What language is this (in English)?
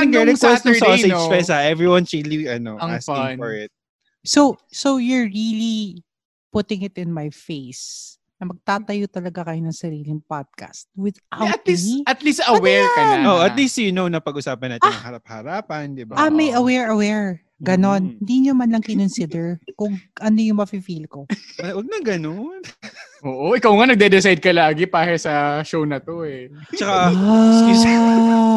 Filipino